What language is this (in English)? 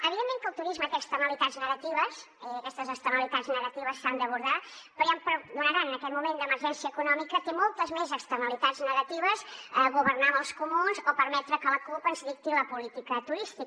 Catalan